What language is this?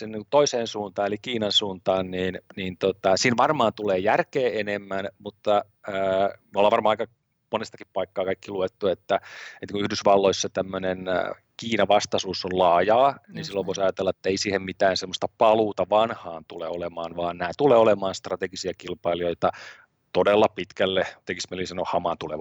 Finnish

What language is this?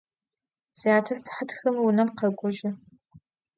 Adyghe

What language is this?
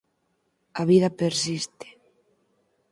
Galician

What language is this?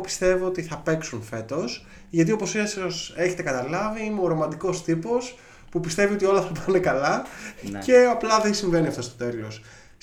Greek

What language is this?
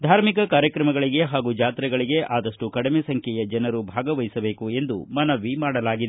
Kannada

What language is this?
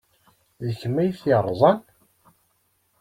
Kabyle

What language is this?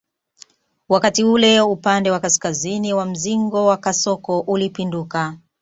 Swahili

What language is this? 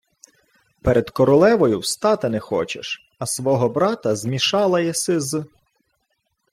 Ukrainian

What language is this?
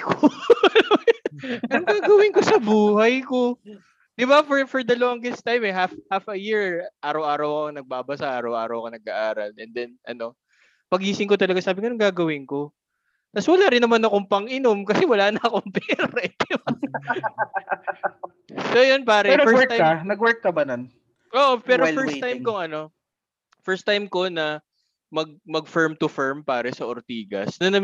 Filipino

